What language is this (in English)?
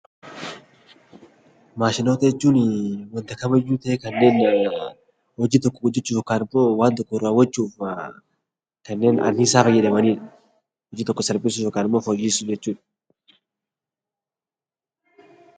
Oromo